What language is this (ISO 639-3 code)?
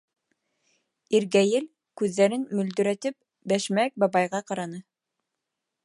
bak